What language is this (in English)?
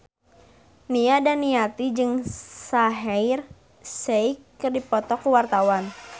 Sundanese